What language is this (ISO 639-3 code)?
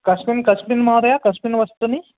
san